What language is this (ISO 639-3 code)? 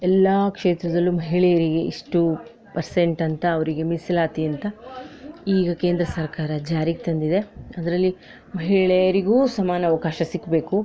kan